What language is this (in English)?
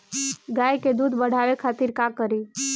Bhojpuri